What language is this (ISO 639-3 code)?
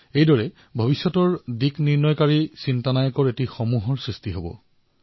asm